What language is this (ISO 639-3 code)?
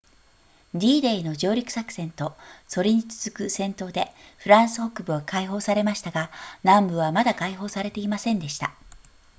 jpn